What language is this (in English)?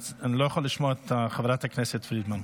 Hebrew